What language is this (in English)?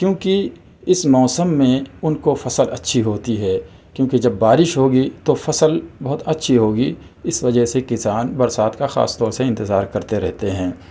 Urdu